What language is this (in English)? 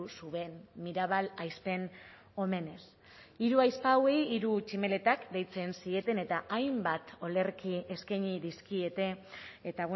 Basque